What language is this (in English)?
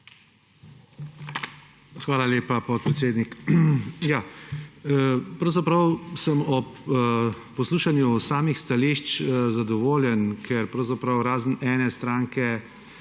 Slovenian